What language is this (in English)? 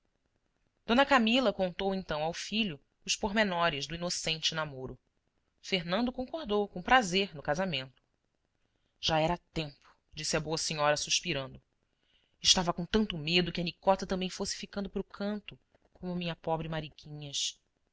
Portuguese